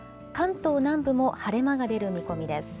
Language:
Japanese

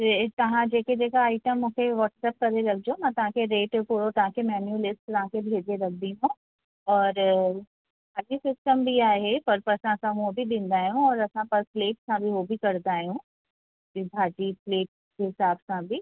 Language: Sindhi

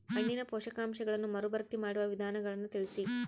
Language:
Kannada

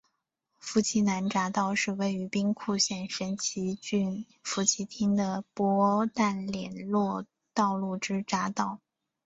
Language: Chinese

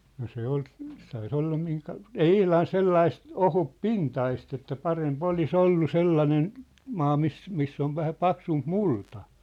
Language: Finnish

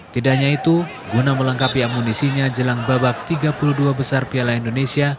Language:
Indonesian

